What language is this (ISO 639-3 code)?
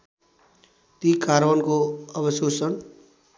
nep